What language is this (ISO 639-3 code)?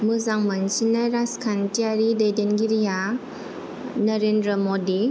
brx